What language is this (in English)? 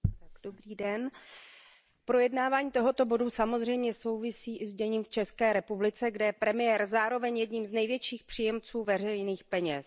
Czech